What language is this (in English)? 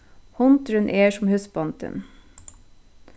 Faroese